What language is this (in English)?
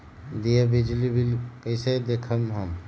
Magahi